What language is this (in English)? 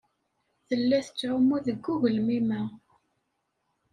Kabyle